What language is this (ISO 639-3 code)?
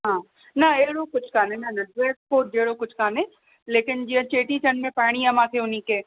snd